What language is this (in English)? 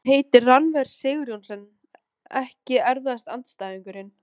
Icelandic